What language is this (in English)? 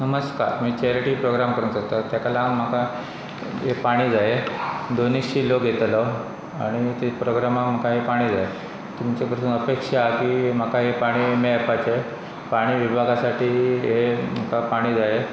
Konkani